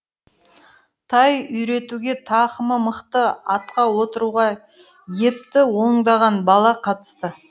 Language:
Kazakh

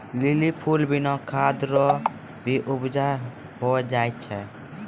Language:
Maithili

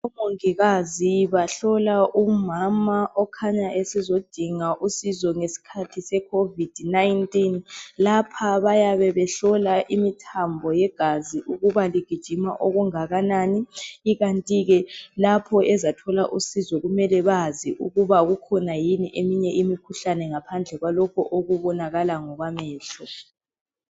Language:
North Ndebele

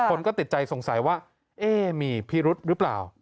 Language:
Thai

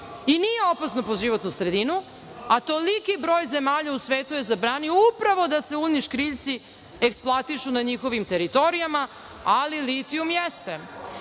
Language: Serbian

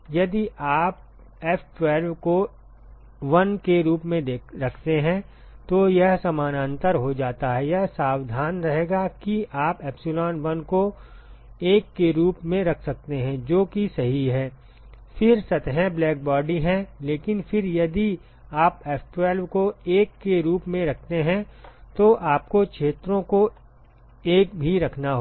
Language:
Hindi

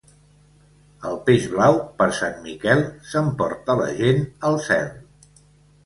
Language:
Catalan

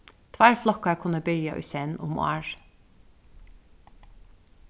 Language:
Faroese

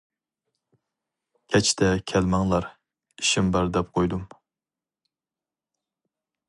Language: Uyghur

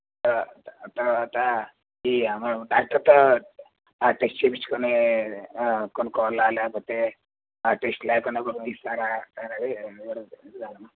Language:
Telugu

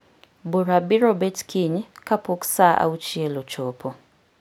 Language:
Luo (Kenya and Tanzania)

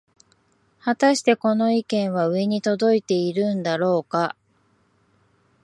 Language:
Japanese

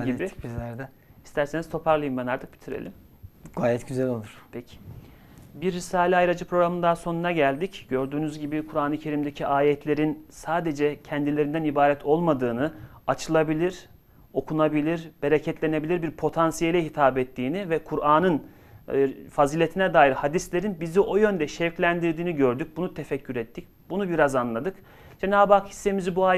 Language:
Turkish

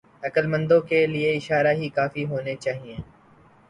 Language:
Urdu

